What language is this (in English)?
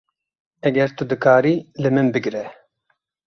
Kurdish